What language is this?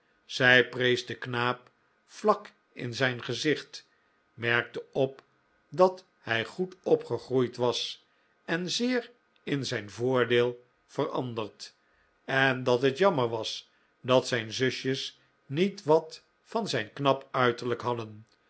Dutch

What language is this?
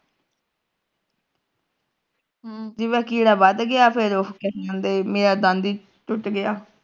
Punjabi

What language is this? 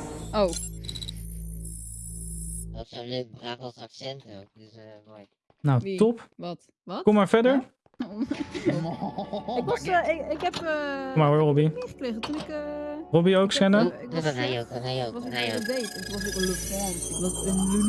Dutch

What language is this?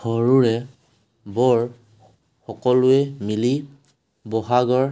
Assamese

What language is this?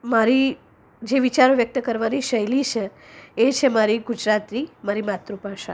Gujarati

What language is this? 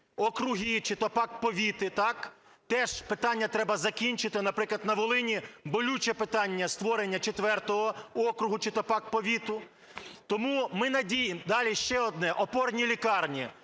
Ukrainian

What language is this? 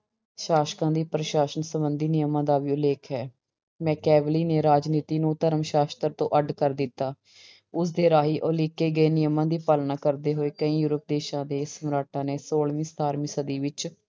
Punjabi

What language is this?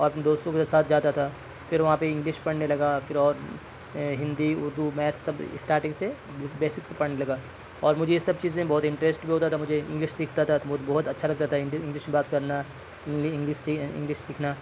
Urdu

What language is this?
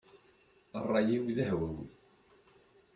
Kabyle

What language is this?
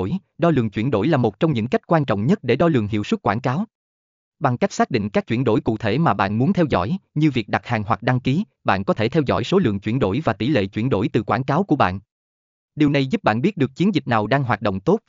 Vietnamese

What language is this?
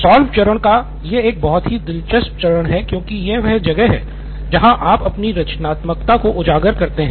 Hindi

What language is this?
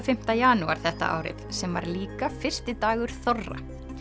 Icelandic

